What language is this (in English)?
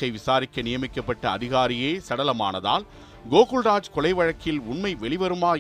Tamil